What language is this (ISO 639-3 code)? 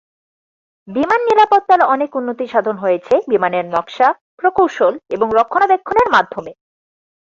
ben